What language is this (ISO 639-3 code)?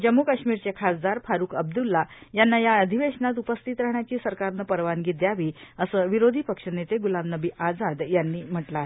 mar